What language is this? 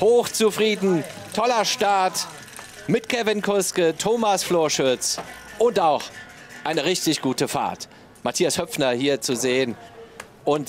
German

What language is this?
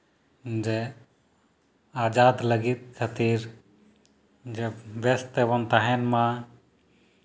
Santali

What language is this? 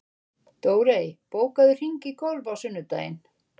Icelandic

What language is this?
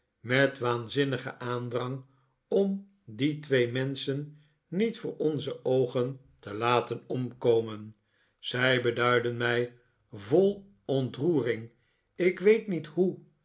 Dutch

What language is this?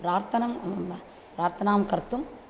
Sanskrit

